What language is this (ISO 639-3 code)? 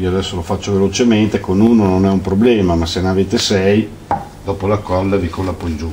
ita